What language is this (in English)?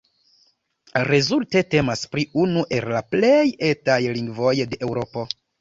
Esperanto